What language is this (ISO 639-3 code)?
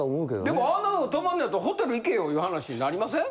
jpn